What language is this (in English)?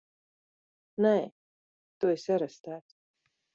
Latvian